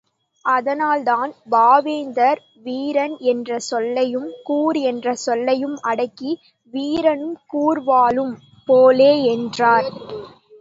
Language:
Tamil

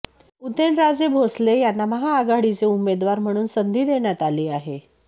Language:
Marathi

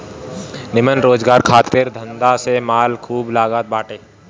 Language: Bhojpuri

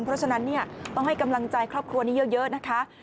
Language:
Thai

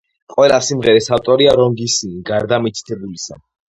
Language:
Georgian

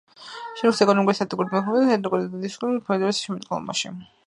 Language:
Georgian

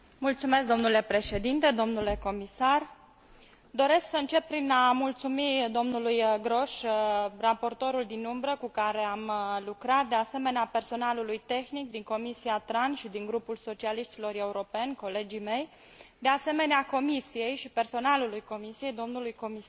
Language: Romanian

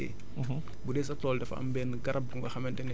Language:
Wolof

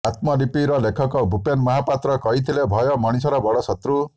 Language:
Odia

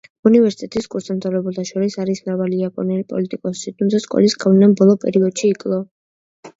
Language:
Georgian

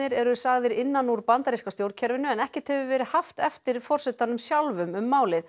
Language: Icelandic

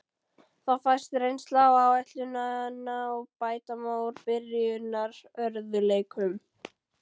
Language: Icelandic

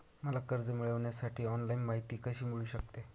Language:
Marathi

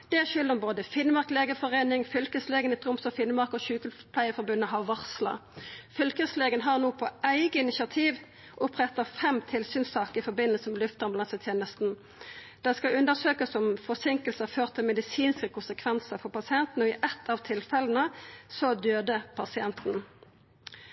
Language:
Norwegian Nynorsk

